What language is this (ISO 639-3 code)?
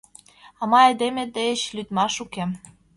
chm